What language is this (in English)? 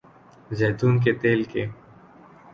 Urdu